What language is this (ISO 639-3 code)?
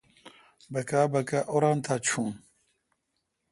xka